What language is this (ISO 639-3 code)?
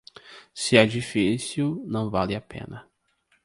por